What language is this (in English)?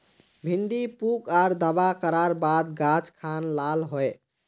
Magahi